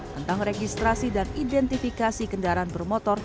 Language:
Indonesian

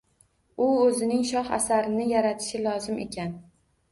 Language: Uzbek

